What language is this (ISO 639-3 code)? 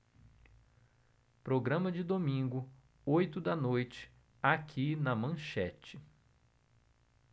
por